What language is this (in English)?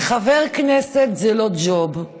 Hebrew